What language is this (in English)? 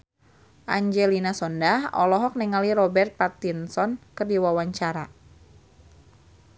Sundanese